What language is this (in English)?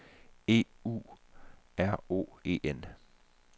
Danish